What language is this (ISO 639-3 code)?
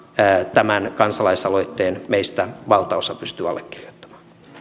fin